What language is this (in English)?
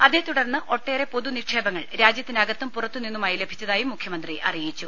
Malayalam